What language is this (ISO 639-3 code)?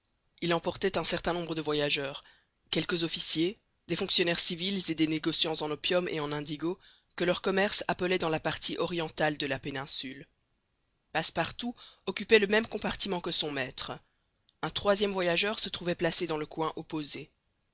fra